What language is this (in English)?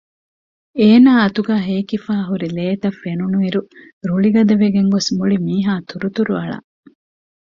Divehi